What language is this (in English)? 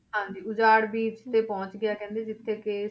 Punjabi